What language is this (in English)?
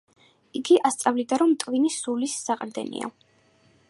Georgian